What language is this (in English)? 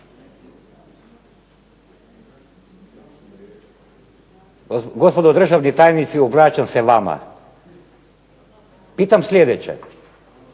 Croatian